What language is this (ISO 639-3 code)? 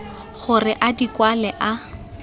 tsn